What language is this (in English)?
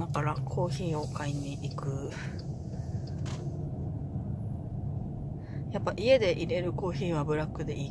Japanese